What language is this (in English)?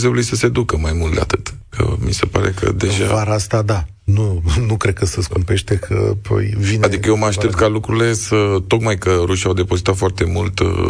Romanian